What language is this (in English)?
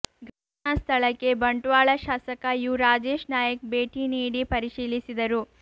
Kannada